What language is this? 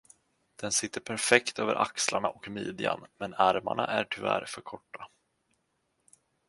Swedish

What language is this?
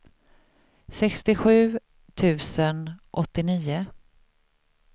Swedish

